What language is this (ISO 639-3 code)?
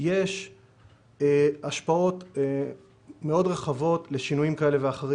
heb